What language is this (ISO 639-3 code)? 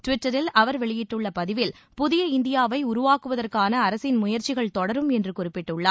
tam